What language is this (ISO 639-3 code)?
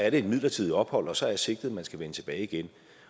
dan